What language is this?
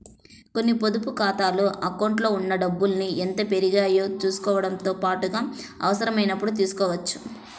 Telugu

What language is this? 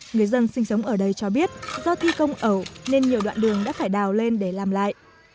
Vietnamese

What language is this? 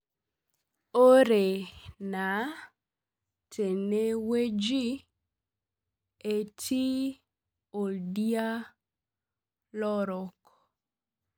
Masai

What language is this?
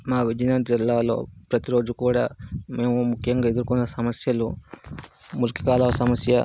Telugu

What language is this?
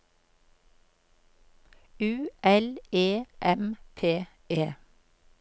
Norwegian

